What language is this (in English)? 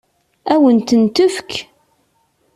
Kabyle